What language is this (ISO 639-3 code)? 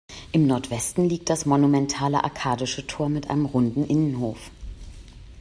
deu